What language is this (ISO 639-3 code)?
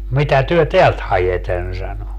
fin